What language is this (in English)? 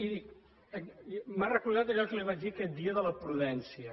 Catalan